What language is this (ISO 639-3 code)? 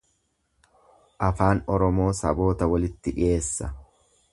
orm